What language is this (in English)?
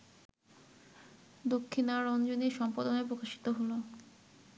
Bangla